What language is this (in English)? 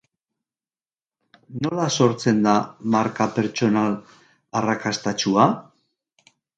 Basque